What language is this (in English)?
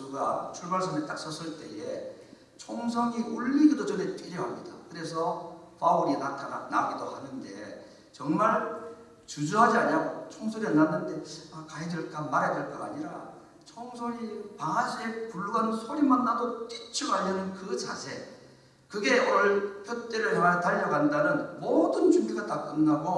Korean